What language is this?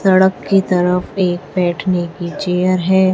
Hindi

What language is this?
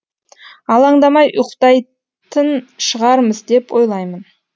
Kazakh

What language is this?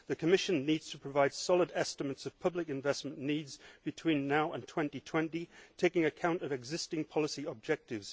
English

